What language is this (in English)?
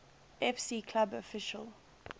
English